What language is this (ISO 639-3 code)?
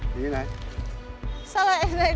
vie